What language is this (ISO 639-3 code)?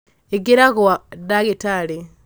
kik